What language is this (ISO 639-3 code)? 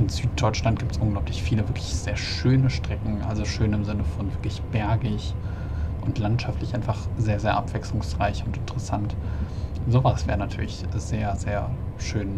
deu